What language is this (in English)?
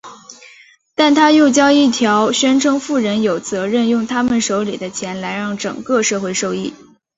Chinese